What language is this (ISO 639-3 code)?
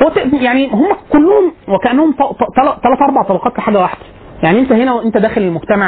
ara